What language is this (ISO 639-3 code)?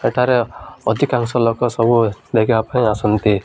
ori